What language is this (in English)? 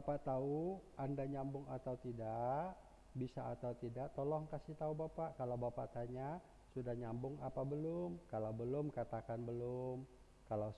Indonesian